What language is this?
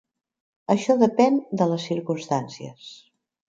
Catalan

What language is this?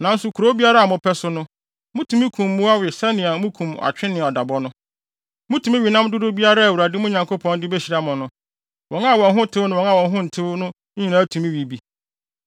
Akan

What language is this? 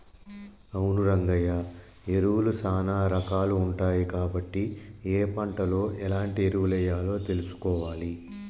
Telugu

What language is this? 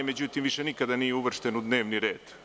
Serbian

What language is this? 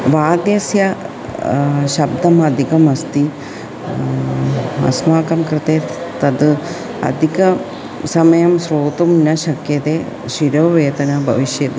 Sanskrit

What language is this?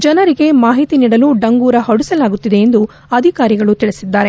Kannada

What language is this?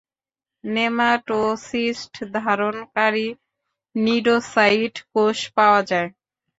Bangla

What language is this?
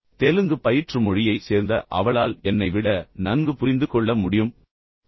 Tamil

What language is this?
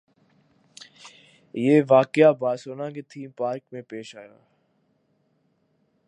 Urdu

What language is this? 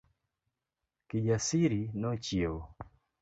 Luo (Kenya and Tanzania)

